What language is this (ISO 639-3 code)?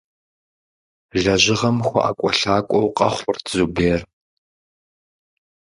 kbd